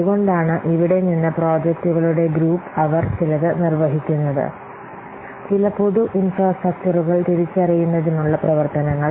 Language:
Malayalam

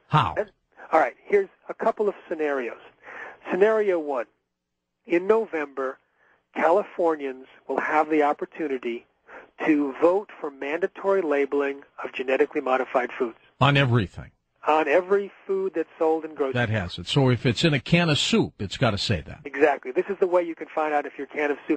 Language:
English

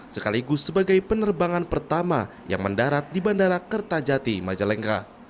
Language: Indonesian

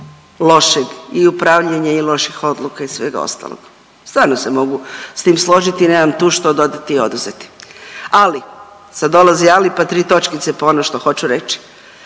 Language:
Croatian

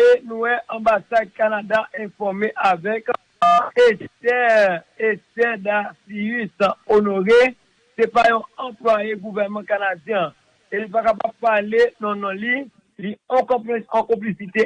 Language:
French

